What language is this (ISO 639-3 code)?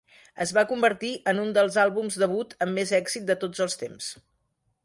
cat